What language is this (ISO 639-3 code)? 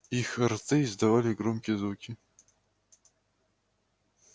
rus